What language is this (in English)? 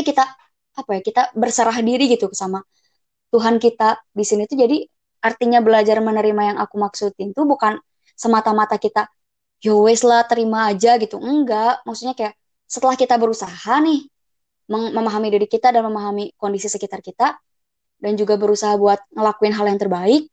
Indonesian